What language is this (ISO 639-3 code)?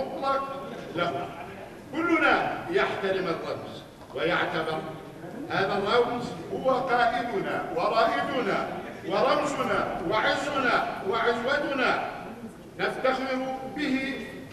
ara